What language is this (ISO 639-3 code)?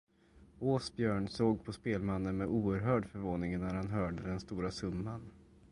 swe